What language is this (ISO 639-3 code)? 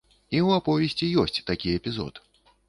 bel